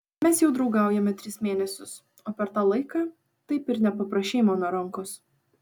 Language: Lithuanian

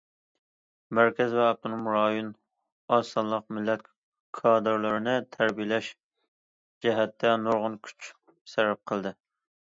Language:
Uyghur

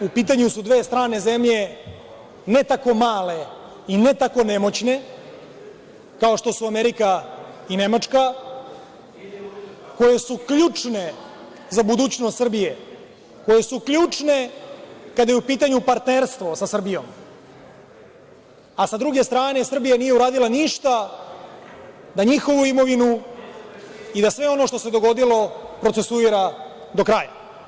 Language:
Serbian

